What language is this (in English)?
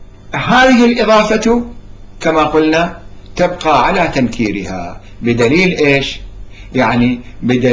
Arabic